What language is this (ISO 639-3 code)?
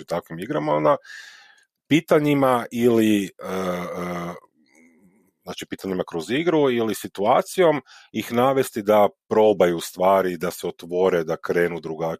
hrv